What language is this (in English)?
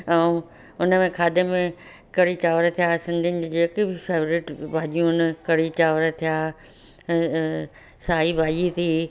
Sindhi